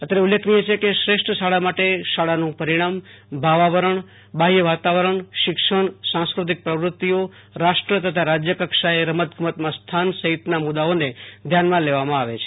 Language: Gujarati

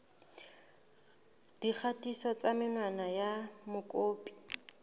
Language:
Southern Sotho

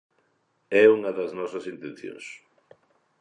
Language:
Galician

